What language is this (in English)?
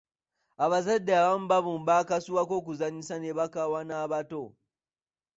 Ganda